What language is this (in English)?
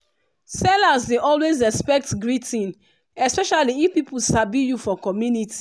Nigerian Pidgin